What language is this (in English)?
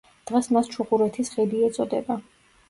Georgian